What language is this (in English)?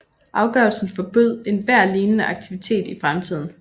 Danish